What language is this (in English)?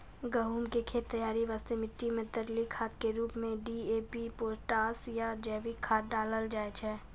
Maithili